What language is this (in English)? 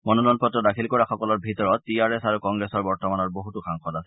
Assamese